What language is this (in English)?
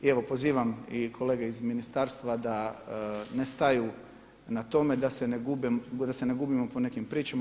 Croatian